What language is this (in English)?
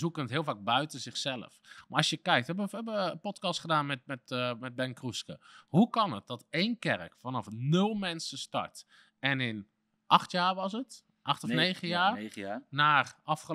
Dutch